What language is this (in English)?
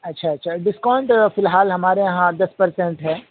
Urdu